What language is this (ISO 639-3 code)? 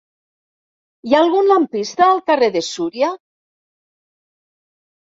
cat